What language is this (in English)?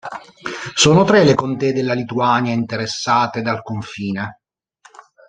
Italian